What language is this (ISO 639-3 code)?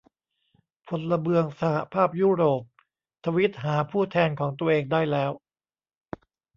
tha